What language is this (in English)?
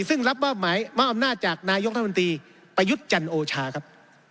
Thai